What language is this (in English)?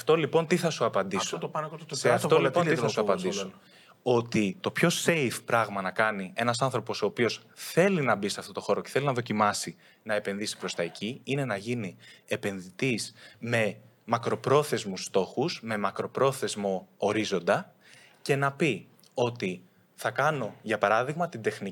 Greek